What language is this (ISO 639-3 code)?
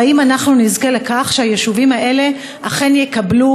heb